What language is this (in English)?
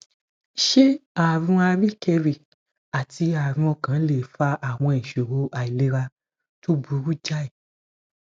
Yoruba